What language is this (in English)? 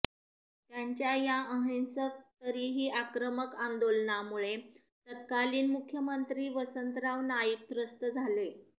Marathi